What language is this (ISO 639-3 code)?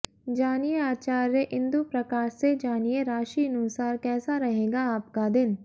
hin